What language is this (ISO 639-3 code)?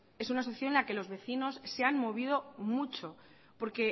spa